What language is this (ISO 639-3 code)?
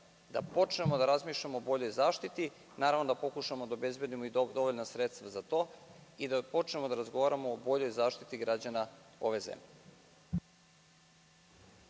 srp